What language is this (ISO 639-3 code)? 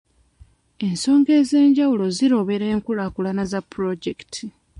lug